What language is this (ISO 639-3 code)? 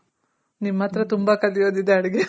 kan